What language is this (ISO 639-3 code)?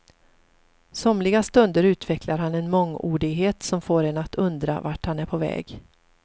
swe